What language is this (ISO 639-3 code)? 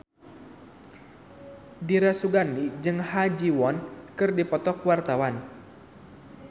sun